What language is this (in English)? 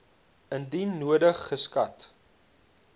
Afrikaans